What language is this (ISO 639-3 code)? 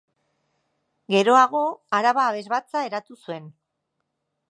eus